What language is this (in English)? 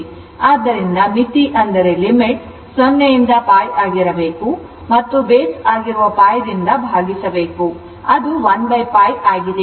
Kannada